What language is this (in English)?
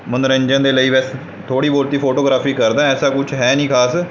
Punjabi